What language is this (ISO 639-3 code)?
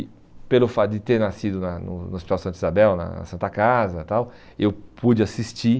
por